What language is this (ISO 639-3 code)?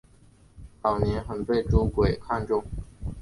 zho